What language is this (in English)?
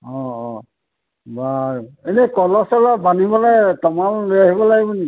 Assamese